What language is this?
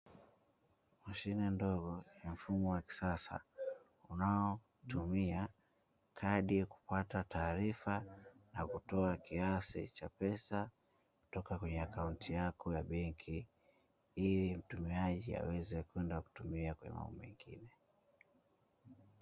Swahili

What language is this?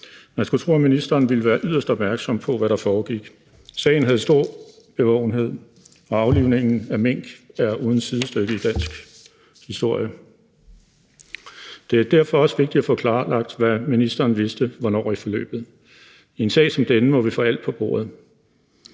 Danish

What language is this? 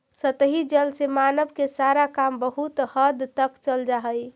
Magahi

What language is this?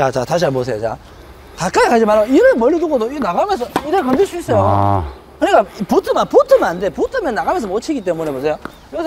Korean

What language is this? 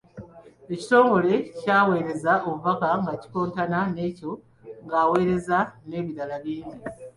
Ganda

